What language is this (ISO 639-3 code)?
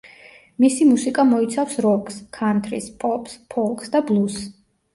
kat